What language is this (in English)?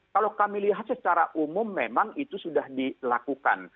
Indonesian